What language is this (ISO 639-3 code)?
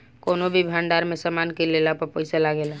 bho